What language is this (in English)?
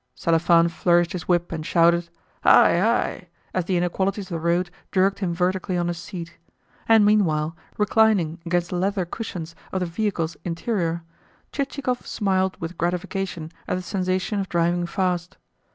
English